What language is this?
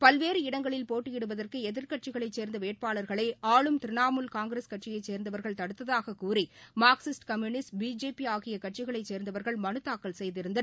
Tamil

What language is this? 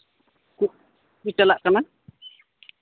Santali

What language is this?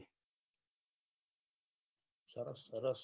Gujarati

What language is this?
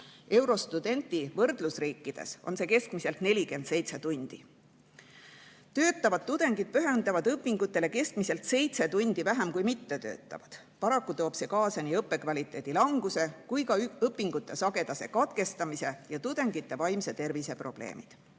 Estonian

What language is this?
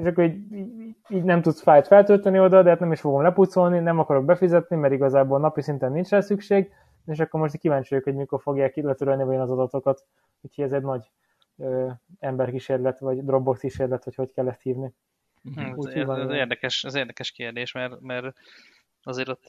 Hungarian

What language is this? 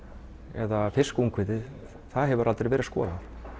Icelandic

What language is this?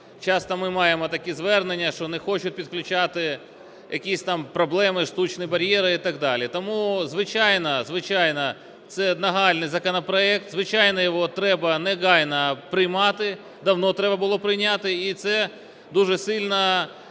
Ukrainian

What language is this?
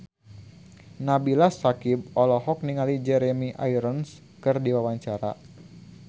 Sundanese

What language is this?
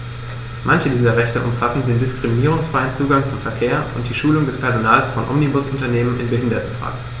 German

